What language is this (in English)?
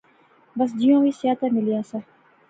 Pahari-Potwari